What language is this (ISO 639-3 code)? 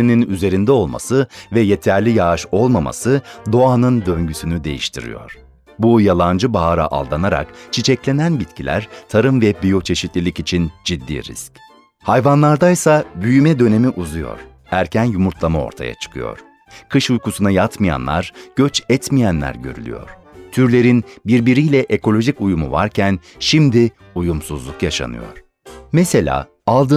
tur